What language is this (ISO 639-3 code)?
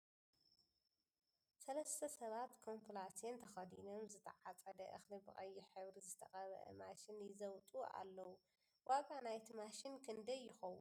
tir